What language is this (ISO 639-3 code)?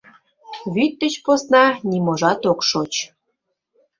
chm